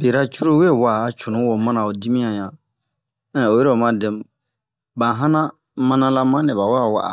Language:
Bomu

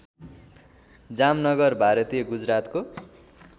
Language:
Nepali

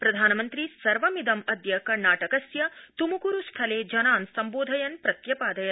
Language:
Sanskrit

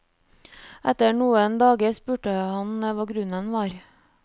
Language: Norwegian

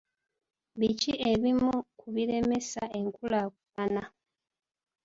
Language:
Ganda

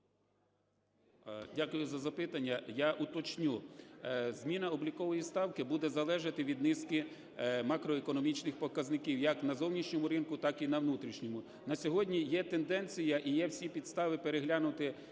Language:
Ukrainian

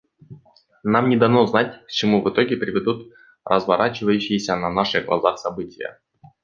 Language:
Russian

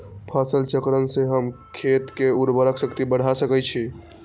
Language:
Magahi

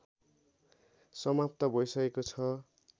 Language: Nepali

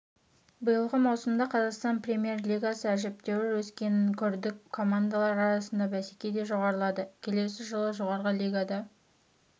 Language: Kazakh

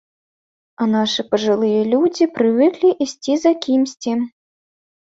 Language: Belarusian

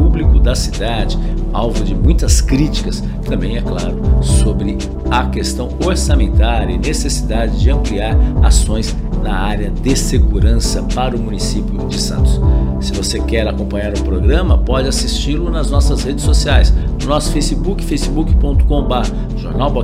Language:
Portuguese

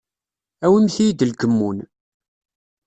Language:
Kabyle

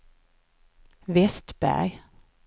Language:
Swedish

